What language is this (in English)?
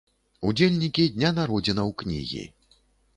Belarusian